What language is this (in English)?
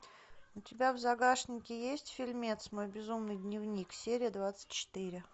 Russian